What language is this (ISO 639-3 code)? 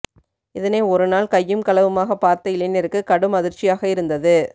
tam